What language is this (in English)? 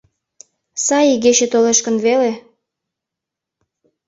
Mari